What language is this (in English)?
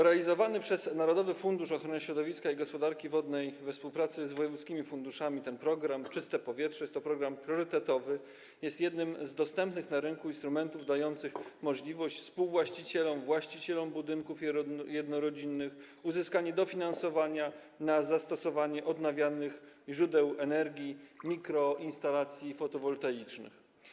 Polish